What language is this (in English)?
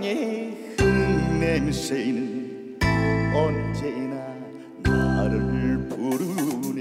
Turkish